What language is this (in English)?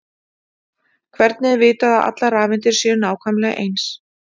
Icelandic